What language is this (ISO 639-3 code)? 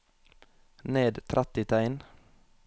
nor